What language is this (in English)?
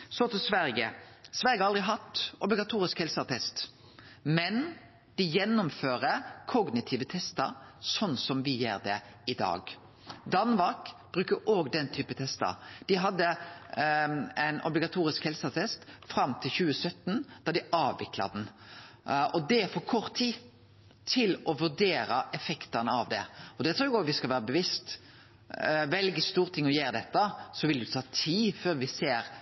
Norwegian Nynorsk